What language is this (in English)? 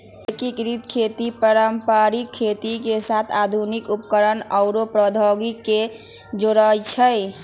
Magahi